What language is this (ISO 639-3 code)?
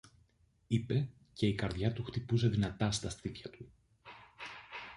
ell